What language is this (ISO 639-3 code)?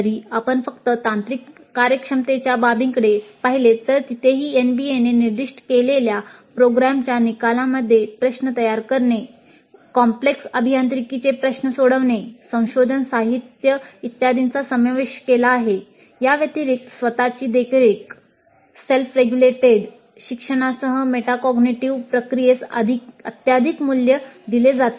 mar